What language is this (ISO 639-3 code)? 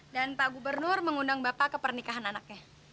ind